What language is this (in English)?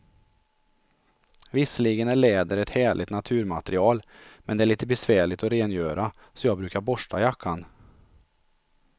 Swedish